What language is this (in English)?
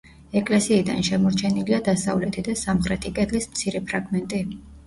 Georgian